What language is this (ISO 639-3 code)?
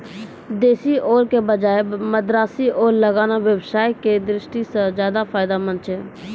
mai